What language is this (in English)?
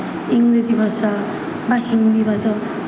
Bangla